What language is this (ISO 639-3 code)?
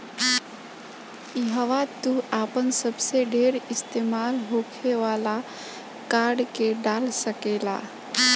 bho